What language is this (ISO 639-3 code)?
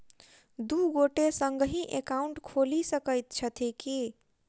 mai